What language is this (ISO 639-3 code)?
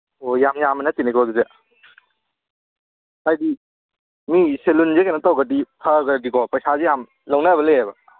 mni